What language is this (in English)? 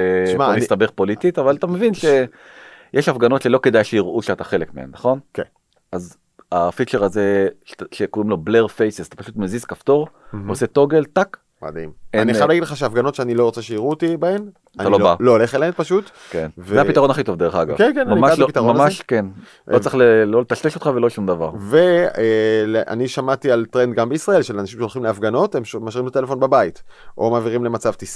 Hebrew